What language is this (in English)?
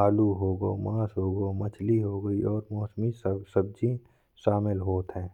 Bundeli